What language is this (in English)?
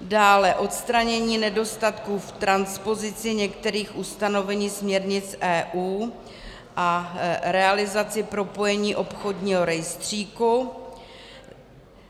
Czech